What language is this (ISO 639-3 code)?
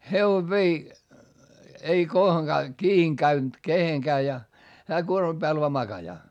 fin